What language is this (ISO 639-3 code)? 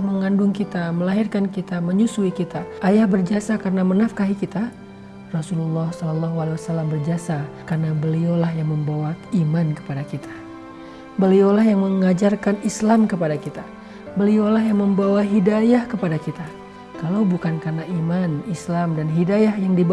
ind